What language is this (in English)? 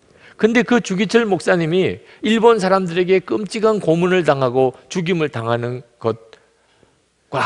Korean